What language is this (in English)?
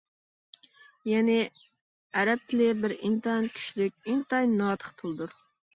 Uyghur